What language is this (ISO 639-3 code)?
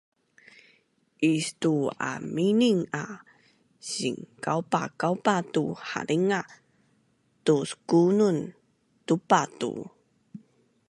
bnn